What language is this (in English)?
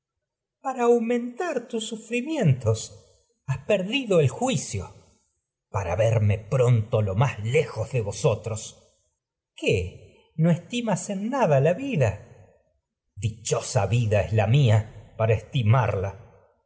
Spanish